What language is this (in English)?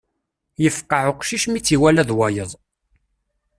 Kabyle